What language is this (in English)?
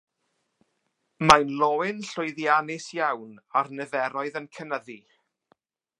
Welsh